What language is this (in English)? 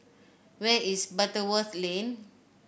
English